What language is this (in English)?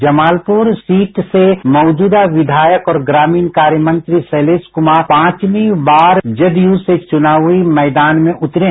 Hindi